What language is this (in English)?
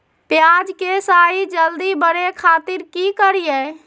Magahi